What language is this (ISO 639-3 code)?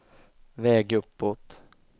swe